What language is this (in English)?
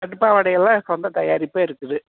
Tamil